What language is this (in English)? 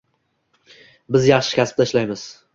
Uzbek